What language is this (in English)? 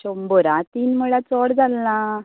Konkani